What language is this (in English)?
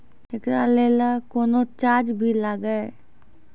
Maithili